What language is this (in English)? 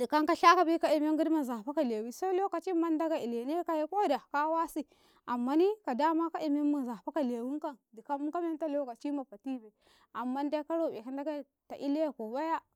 Karekare